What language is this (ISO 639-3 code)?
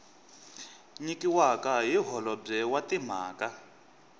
tso